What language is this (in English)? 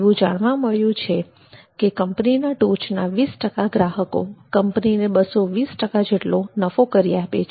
Gujarati